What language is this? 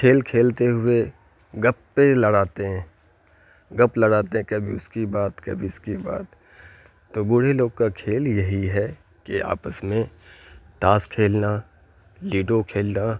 Urdu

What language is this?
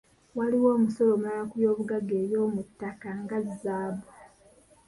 Ganda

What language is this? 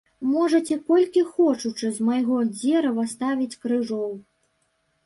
Belarusian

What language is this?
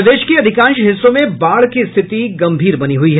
Hindi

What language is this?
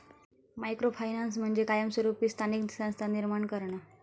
Marathi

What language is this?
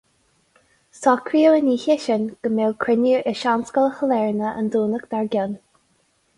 Irish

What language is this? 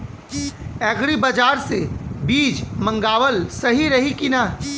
Bhojpuri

